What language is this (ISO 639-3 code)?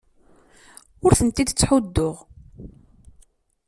kab